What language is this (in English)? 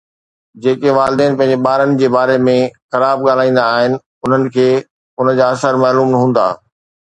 Sindhi